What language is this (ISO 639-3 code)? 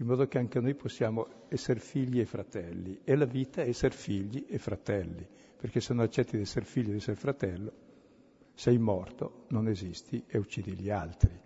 ita